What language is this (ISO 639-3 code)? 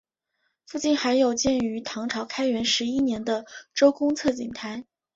zho